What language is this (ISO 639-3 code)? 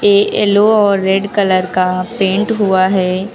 hin